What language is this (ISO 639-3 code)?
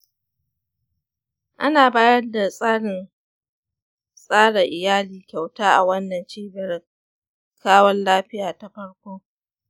hau